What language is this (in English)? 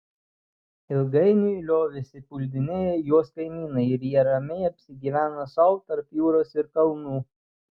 Lithuanian